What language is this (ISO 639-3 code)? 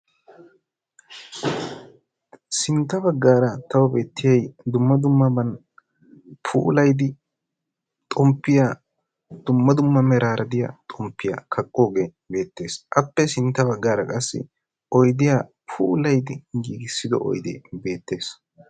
wal